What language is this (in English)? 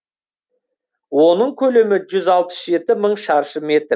Kazakh